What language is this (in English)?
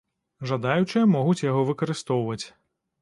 Belarusian